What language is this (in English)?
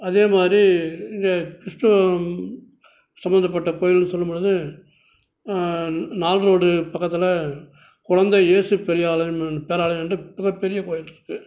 Tamil